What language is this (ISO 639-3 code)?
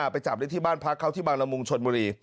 tha